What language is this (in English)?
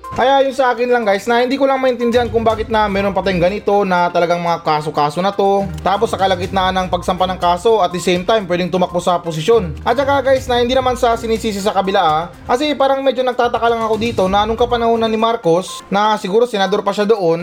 Filipino